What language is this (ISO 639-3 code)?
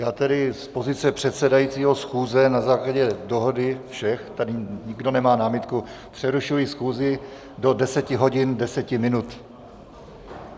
ces